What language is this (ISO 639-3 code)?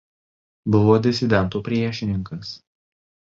lit